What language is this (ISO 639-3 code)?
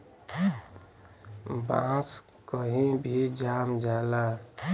bho